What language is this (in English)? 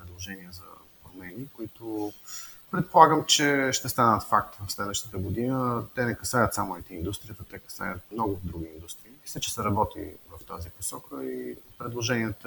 Bulgarian